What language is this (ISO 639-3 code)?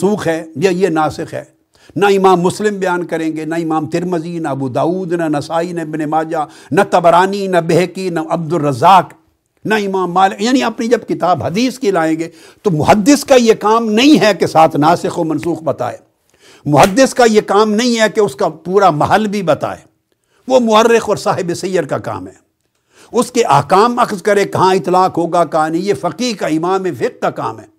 urd